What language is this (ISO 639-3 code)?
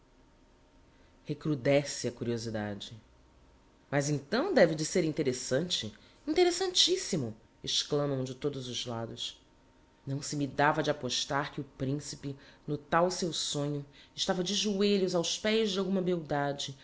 por